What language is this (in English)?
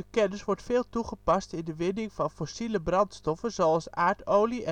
Dutch